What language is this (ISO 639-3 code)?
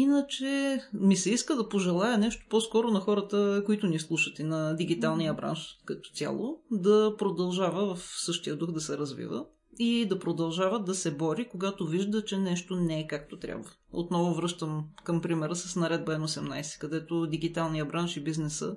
bul